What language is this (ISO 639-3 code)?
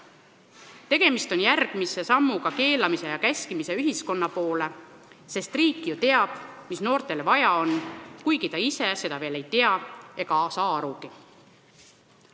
est